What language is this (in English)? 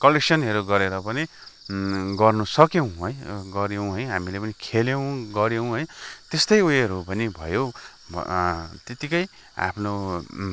Nepali